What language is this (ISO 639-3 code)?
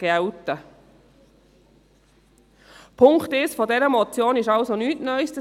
gsw